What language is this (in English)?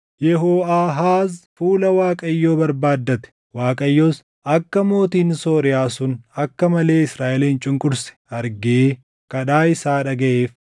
Oromo